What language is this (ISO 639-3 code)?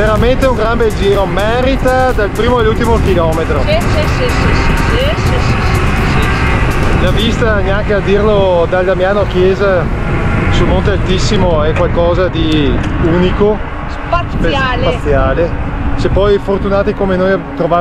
ita